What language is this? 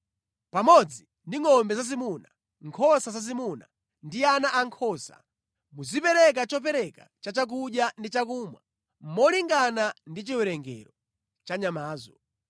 Nyanja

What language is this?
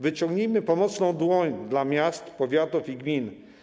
Polish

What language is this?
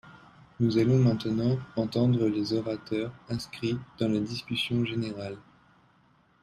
French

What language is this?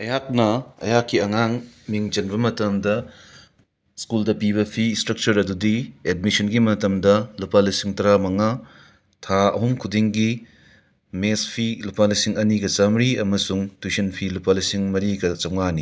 Manipuri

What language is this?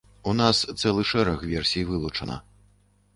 Belarusian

